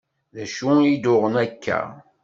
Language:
Kabyle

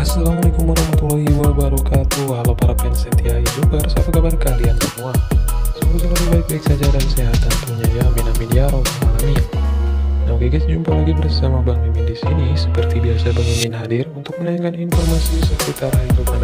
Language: Indonesian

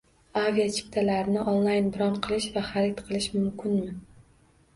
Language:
Uzbek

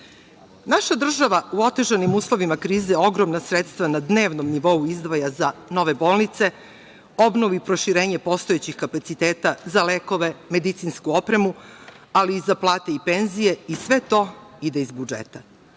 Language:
Serbian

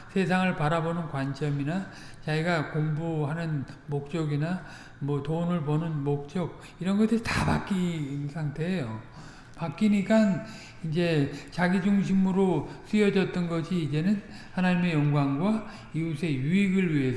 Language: Korean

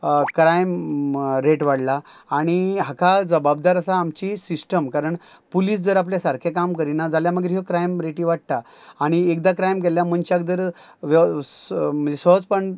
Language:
Konkani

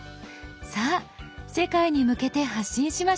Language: Japanese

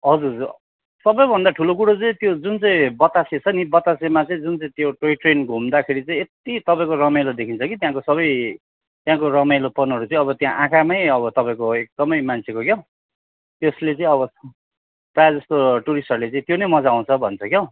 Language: Nepali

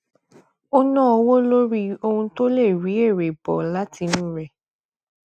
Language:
Yoruba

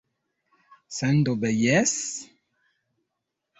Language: Esperanto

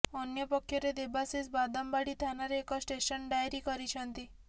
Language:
Odia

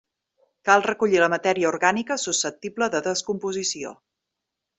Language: Catalan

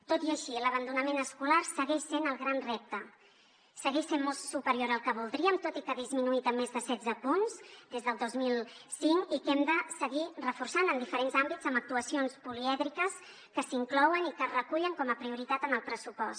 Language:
Catalan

